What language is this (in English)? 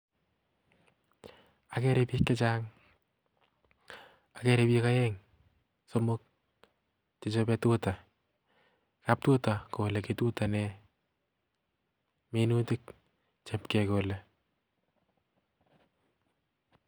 Kalenjin